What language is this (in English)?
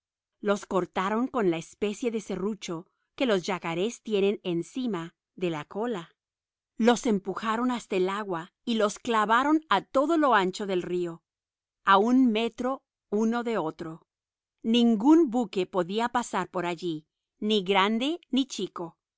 Spanish